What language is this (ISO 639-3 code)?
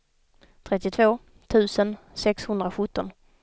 swe